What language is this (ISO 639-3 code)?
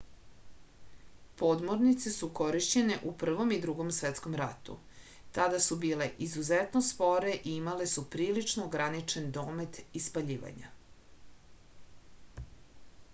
srp